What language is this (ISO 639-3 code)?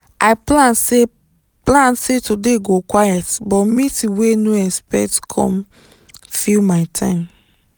pcm